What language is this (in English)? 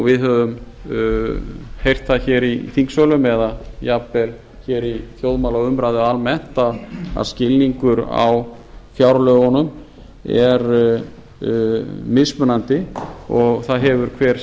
Icelandic